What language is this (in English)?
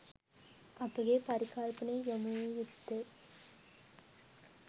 Sinhala